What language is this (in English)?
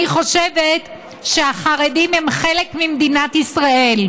Hebrew